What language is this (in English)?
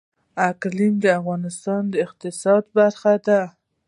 Pashto